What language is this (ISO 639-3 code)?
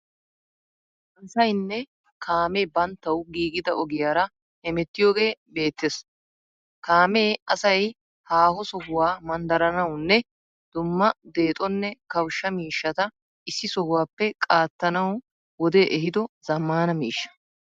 wal